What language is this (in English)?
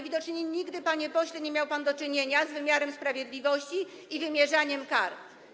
Polish